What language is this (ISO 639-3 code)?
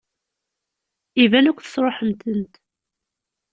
kab